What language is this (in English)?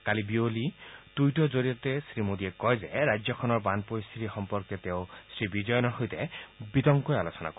Assamese